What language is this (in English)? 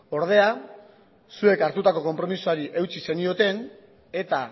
Basque